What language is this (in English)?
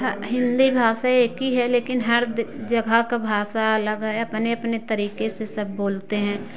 Hindi